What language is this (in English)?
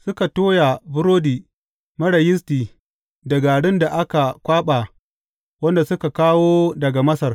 Hausa